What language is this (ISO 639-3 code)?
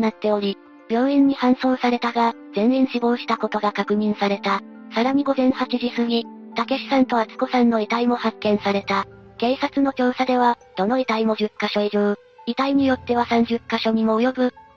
jpn